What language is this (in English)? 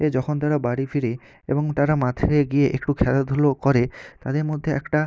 Bangla